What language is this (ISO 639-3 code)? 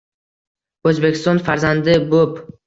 uzb